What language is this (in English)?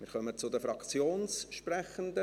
Swiss German